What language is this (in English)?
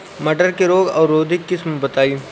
Bhojpuri